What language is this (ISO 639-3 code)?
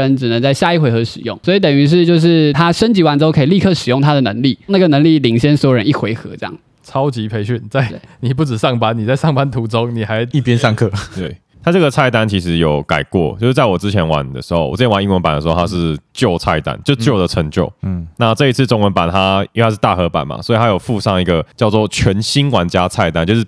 zho